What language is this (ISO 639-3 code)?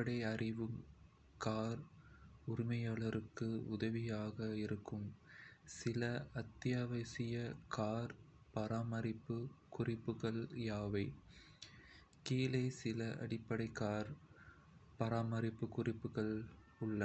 kfe